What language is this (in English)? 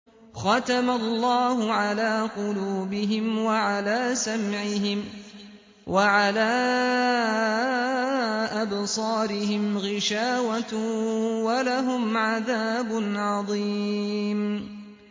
Arabic